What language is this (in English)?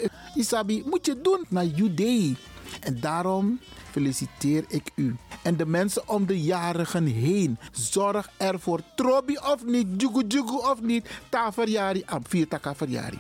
Dutch